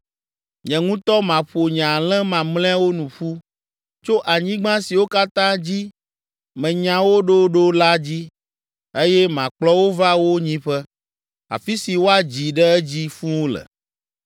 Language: Ewe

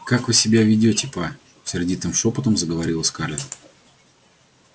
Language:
Russian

